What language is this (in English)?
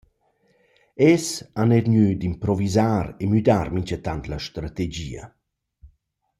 Romansh